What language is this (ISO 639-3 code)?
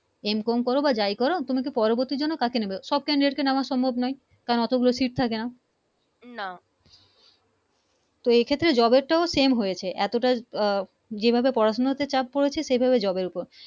ben